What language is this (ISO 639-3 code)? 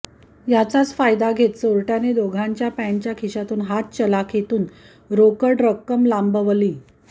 mar